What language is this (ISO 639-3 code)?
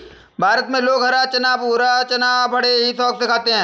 hin